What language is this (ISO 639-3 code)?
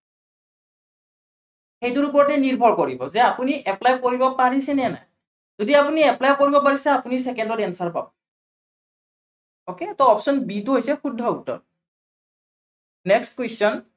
asm